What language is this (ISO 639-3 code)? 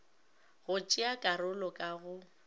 nso